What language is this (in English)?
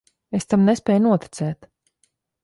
Latvian